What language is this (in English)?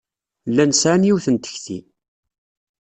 Kabyle